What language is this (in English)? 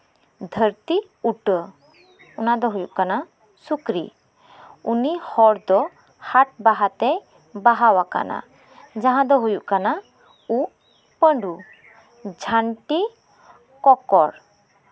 Santali